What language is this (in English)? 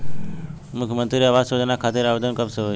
Bhojpuri